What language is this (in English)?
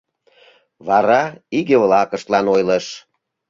Mari